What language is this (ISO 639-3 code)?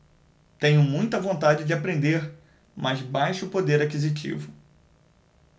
por